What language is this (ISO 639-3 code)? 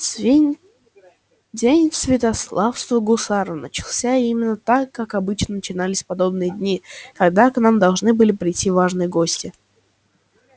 rus